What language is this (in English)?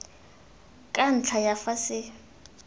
Tswana